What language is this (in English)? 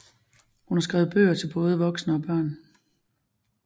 Danish